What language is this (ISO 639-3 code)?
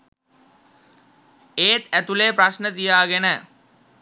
sin